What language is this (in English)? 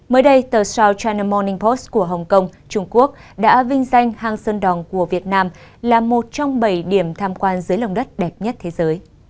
Vietnamese